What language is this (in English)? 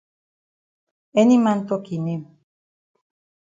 Cameroon Pidgin